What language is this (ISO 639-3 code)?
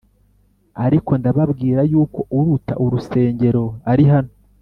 kin